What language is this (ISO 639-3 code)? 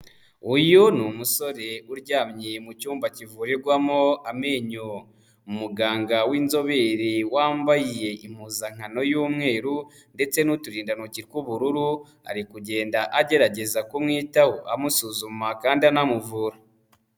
kin